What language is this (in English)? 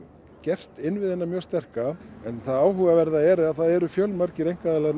Icelandic